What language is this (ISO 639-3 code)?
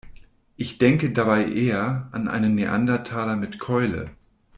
deu